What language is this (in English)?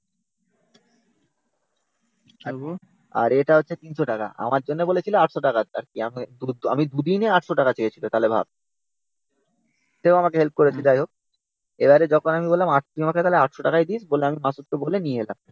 Bangla